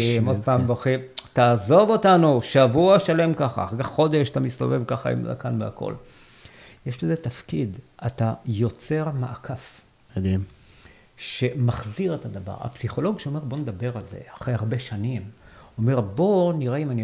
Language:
Hebrew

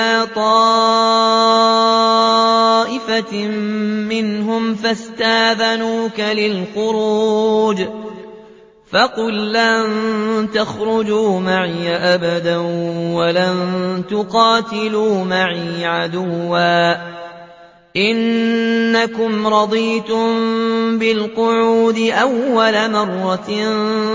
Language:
Arabic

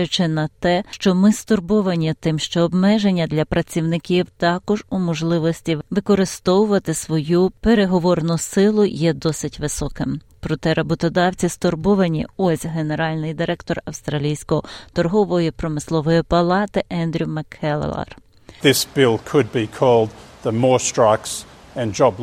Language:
Ukrainian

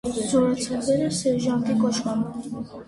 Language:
Armenian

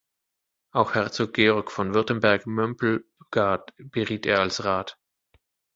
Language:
German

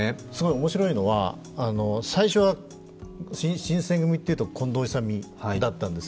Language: Japanese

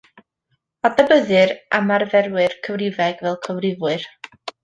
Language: Welsh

